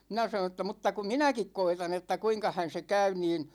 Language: Finnish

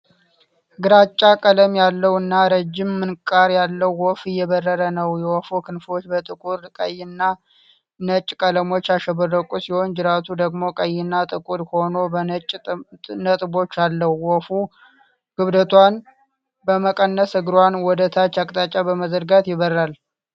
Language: Amharic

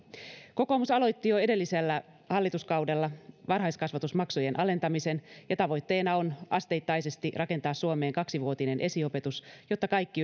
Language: Finnish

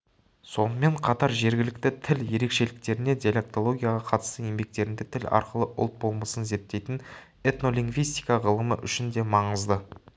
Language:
Kazakh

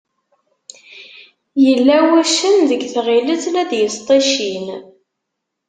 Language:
Kabyle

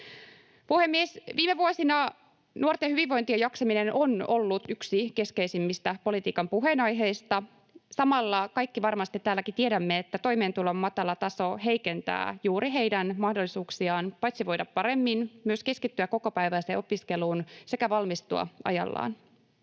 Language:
Finnish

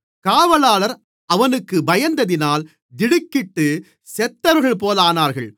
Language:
Tamil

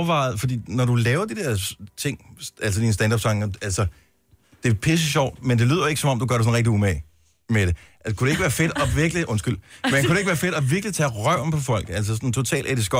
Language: Danish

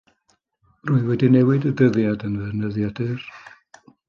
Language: Welsh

